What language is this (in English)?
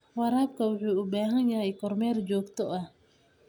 Somali